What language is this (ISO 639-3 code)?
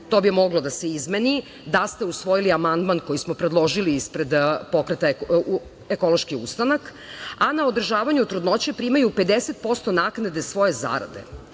srp